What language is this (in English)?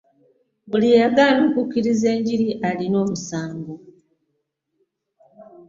Ganda